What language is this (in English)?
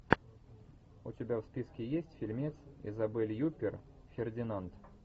Russian